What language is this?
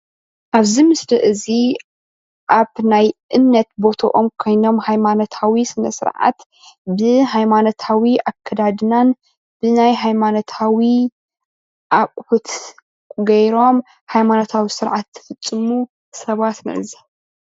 Tigrinya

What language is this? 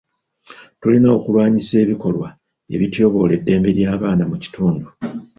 Ganda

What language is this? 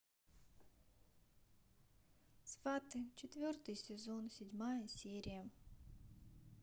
Russian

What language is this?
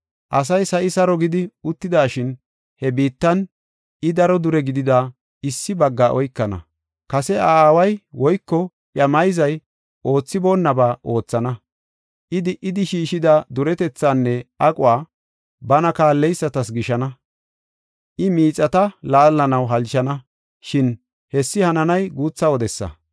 Gofa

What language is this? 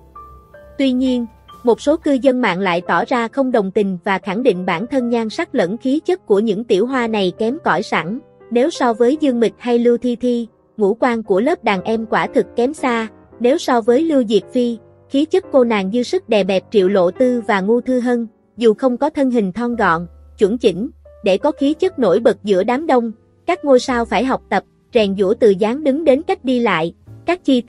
Vietnamese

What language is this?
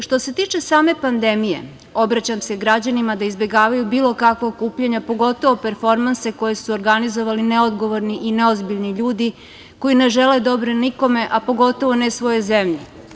Serbian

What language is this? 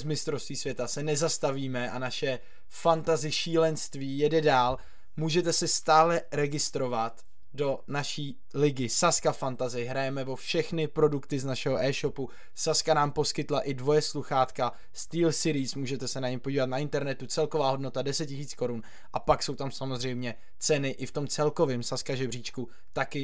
Czech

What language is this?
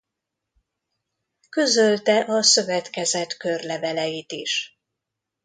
Hungarian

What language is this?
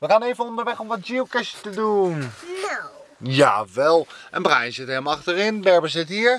Dutch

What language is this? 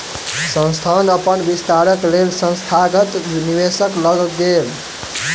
Maithili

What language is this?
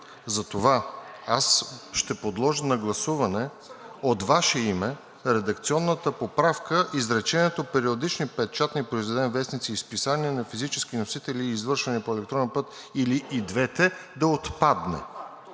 Bulgarian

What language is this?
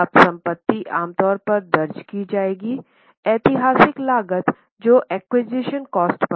Hindi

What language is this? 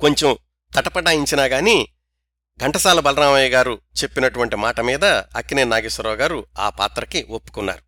Telugu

